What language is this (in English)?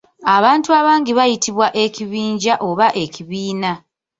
Ganda